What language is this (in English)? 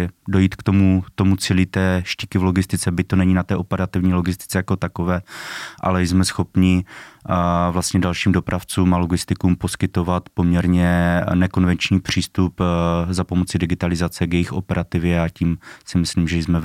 Czech